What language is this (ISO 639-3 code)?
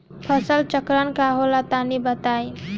bho